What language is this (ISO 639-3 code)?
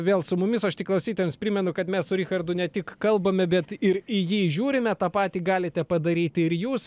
lit